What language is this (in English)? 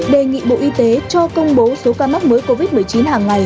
Vietnamese